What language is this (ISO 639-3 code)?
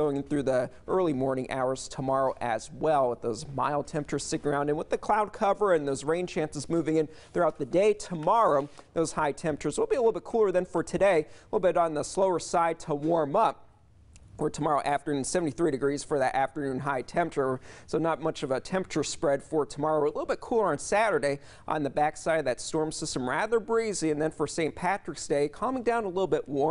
eng